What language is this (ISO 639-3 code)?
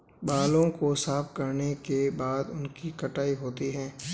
hin